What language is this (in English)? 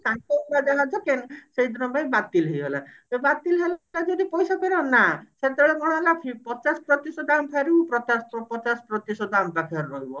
Odia